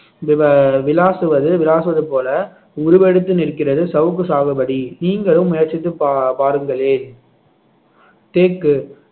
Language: Tamil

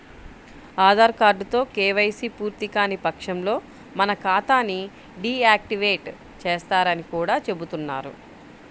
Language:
Telugu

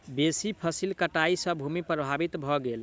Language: Maithili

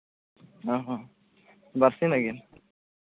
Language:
Santali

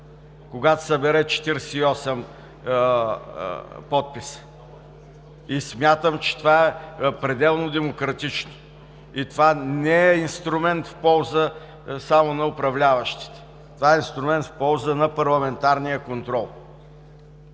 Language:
Bulgarian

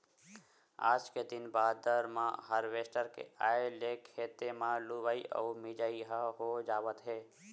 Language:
Chhattisgarhi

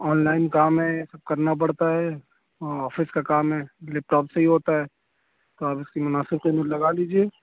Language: Urdu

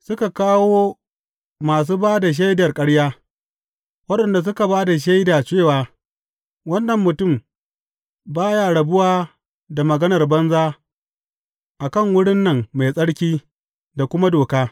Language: Hausa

